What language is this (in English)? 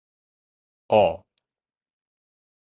Min Nan Chinese